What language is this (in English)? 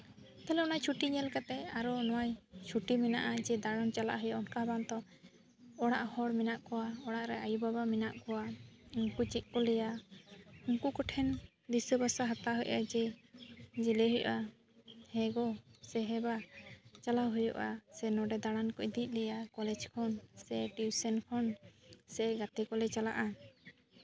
Santali